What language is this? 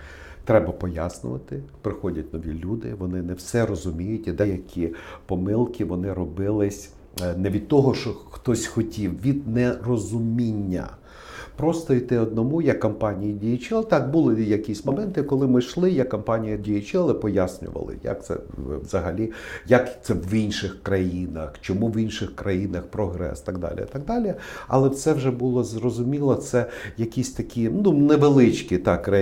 Ukrainian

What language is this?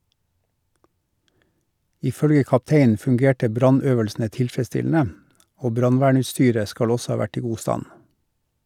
Norwegian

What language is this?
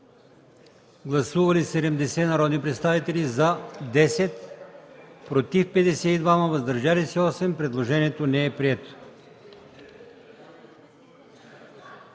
Bulgarian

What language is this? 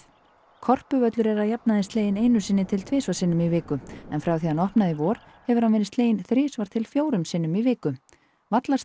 Icelandic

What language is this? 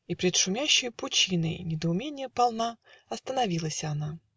Russian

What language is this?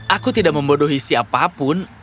Indonesian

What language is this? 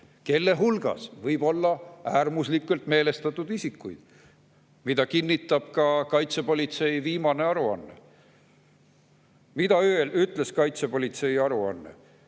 Estonian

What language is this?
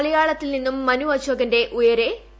Malayalam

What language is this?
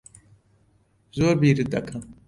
Central Kurdish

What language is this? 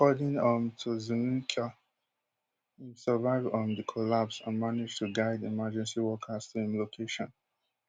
Nigerian Pidgin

